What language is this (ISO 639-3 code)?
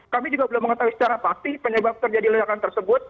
ind